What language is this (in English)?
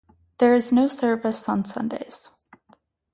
English